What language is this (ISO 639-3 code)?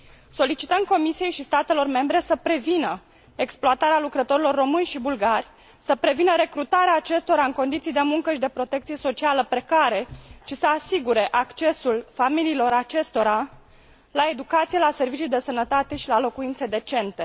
ron